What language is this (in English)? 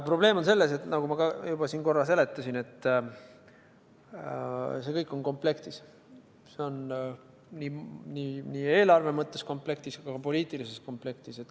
Estonian